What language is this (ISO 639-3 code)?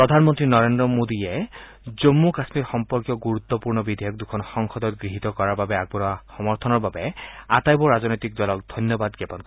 asm